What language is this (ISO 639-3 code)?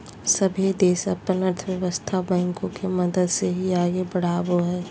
mag